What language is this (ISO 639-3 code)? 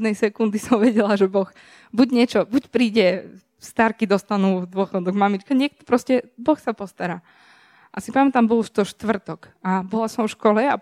slk